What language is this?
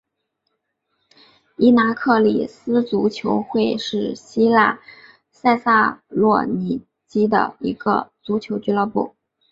Chinese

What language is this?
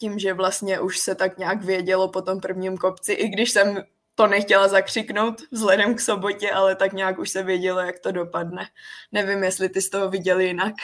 Czech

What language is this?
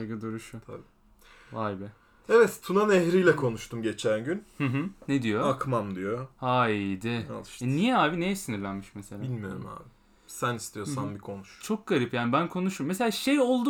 Turkish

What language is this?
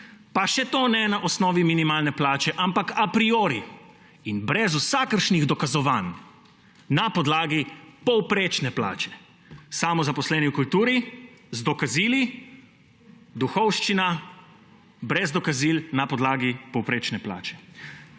Slovenian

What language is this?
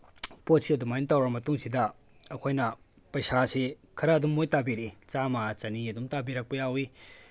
Manipuri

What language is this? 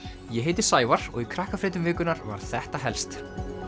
Icelandic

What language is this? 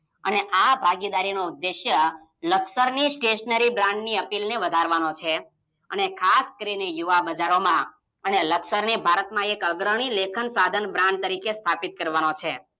Gujarati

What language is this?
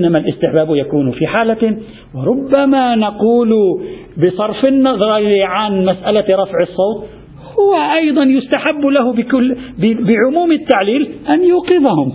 Arabic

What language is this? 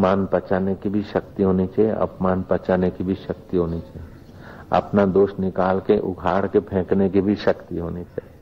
Hindi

